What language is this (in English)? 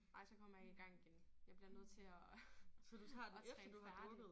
Danish